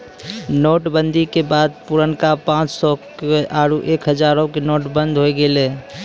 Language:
Maithili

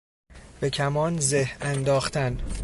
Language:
Persian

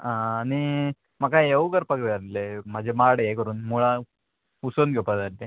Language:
Konkani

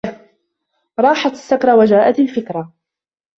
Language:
Arabic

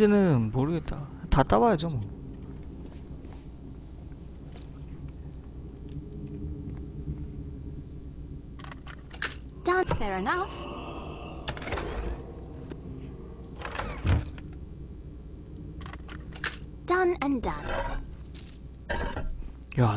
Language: Korean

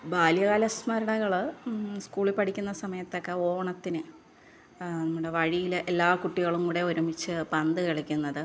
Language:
Malayalam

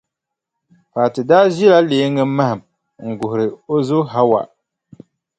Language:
Dagbani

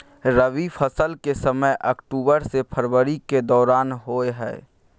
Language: Maithili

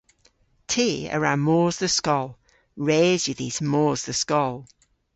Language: Cornish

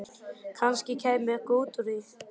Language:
Icelandic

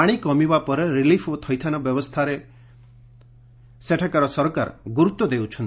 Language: Odia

